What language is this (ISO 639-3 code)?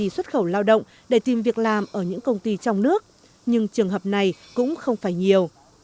vie